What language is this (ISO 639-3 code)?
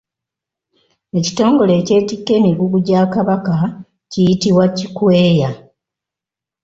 lug